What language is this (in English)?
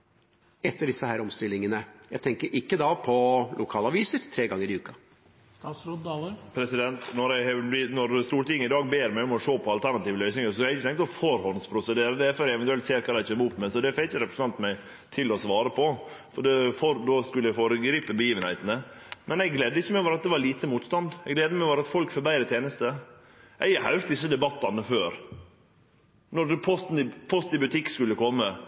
Norwegian